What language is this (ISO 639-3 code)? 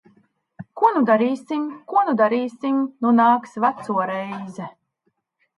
lav